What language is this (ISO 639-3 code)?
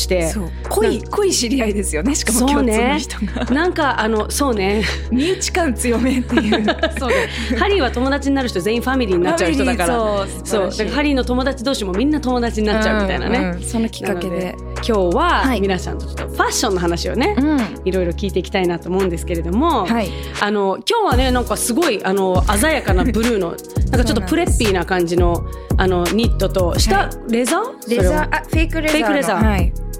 jpn